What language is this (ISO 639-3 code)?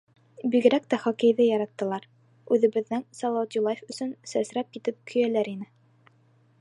bak